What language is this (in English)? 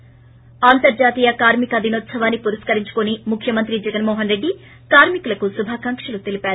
Telugu